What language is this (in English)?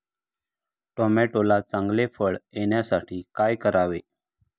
Marathi